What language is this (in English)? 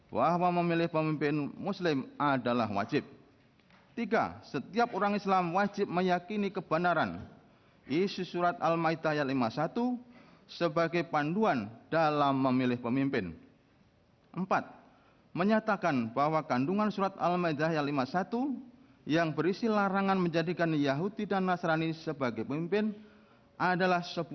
Indonesian